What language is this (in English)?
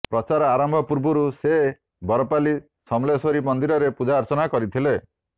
Odia